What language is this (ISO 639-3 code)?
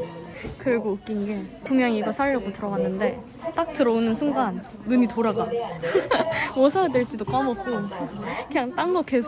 kor